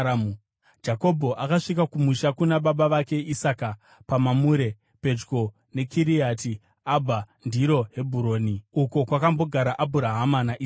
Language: Shona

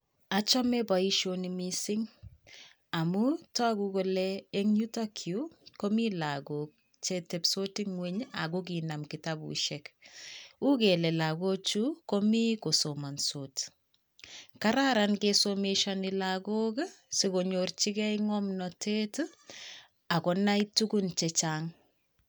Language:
Kalenjin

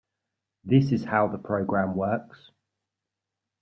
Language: English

